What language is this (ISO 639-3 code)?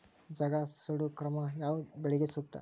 kan